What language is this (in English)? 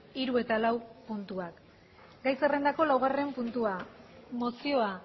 Basque